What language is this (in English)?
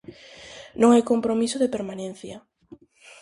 Galician